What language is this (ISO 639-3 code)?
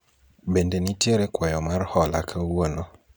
luo